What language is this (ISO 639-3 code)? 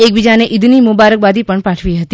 guj